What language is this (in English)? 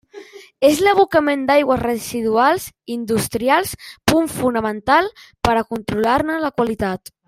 Catalan